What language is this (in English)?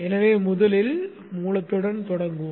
Tamil